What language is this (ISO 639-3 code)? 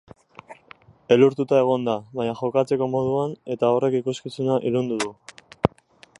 eus